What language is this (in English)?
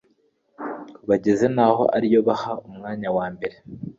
Kinyarwanda